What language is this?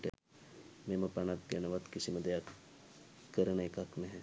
Sinhala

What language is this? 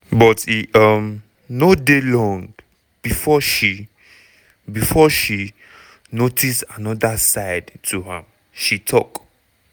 Nigerian Pidgin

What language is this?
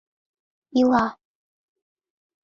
Mari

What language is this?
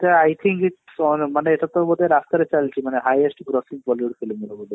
Odia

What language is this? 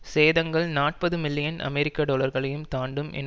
Tamil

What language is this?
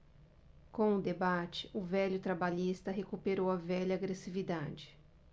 Portuguese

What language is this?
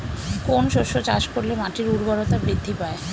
Bangla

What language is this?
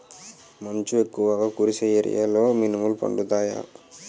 Telugu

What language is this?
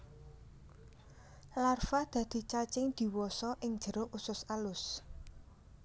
Javanese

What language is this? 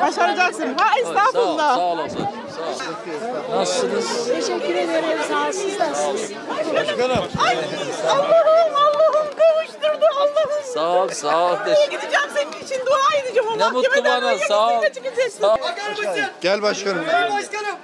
Turkish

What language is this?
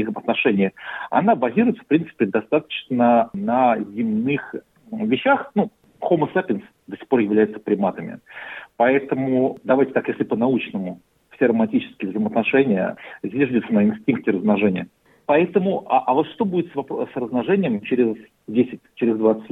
Russian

